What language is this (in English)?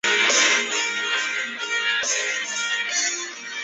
Chinese